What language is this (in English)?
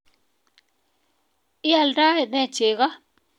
Kalenjin